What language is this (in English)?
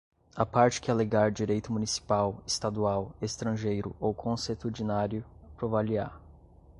Portuguese